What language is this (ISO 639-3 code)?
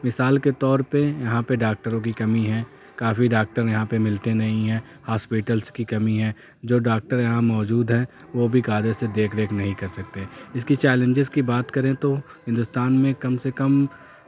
urd